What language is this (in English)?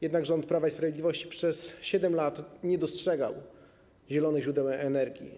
Polish